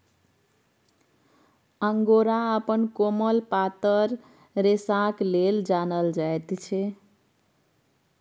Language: Maithili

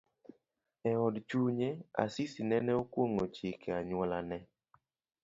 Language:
Luo (Kenya and Tanzania)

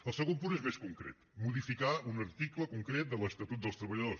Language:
Catalan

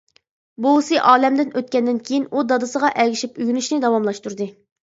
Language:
Uyghur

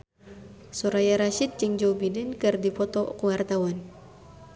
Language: Sundanese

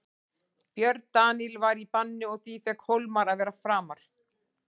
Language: Icelandic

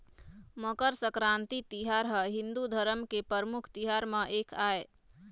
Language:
Chhattisgarhi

